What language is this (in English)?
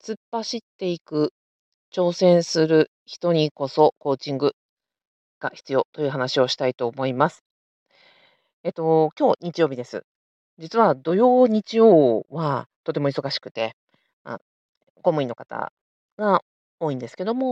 Japanese